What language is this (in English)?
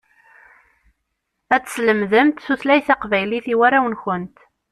Kabyle